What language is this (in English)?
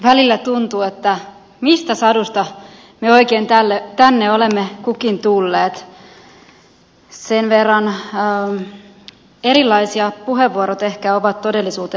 Finnish